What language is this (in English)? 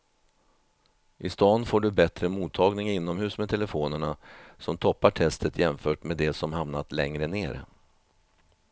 Swedish